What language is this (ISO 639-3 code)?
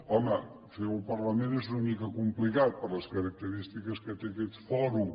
cat